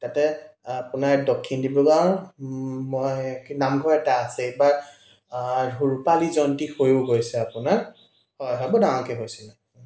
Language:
Assamese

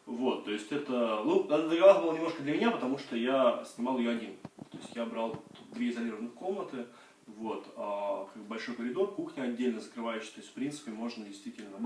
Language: Russian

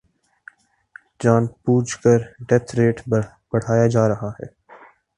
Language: Urdu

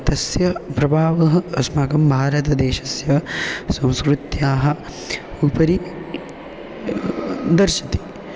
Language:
Sanskrit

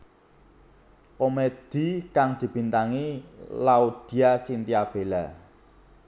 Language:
Javanese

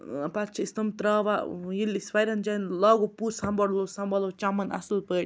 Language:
Kashmiri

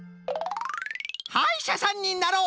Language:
Japanese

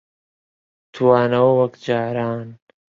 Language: Central Kurdish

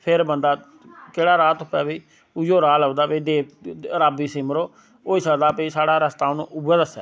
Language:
Dogri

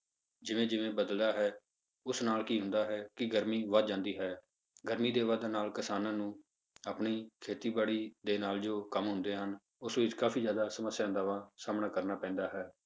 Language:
Punjabi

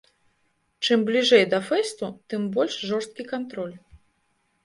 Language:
Belarusian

